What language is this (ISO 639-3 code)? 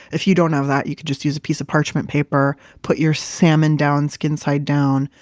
eng